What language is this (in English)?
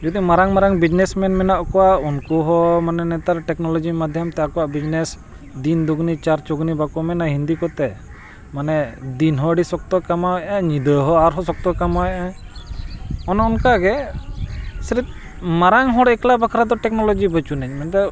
Santali